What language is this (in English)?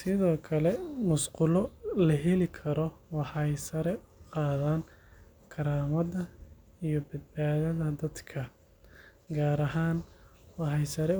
Somali